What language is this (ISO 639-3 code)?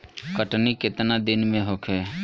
bho